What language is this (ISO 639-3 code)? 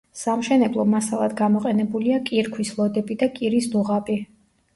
kat